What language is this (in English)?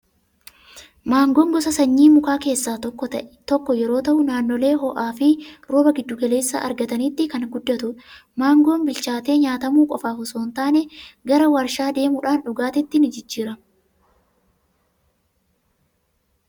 Oromo